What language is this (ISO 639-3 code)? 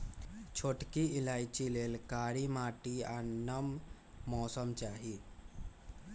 mag